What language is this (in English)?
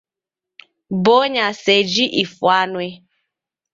Taita